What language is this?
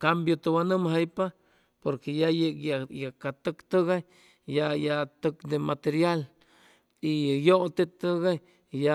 Chimalapa Zoque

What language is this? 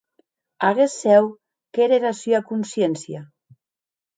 Occitan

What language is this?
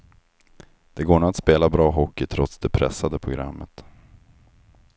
Swedish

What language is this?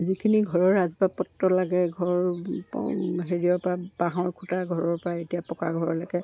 Assamese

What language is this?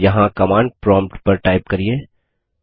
Hindi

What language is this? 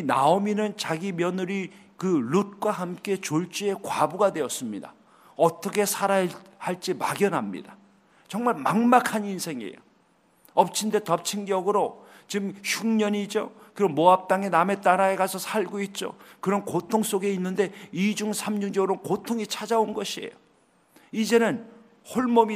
Korean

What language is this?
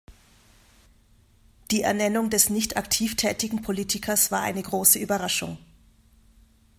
German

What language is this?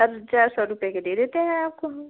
Hindi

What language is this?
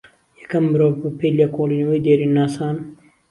Central Kurdish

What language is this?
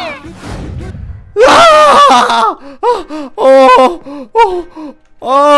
Korean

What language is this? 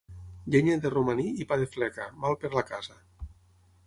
Catalan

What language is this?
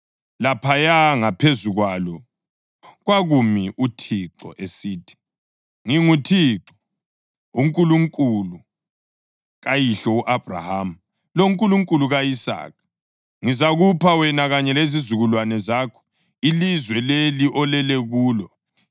North Ndebele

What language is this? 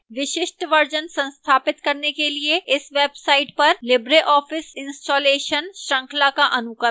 Hindi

